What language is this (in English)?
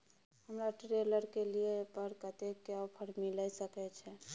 Maithili